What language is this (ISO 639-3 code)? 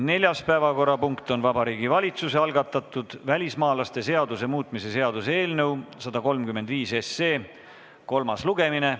est